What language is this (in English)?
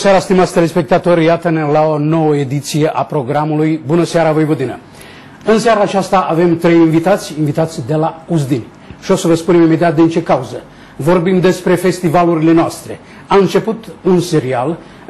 Romanian